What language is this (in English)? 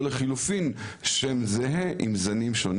Hebrew